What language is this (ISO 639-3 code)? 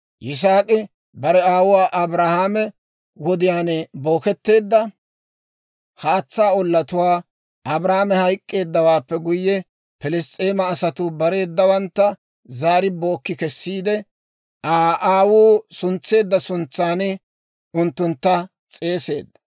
dwr